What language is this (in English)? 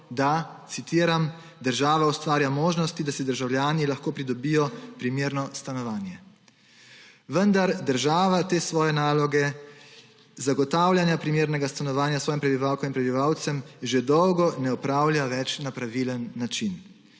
Slovenian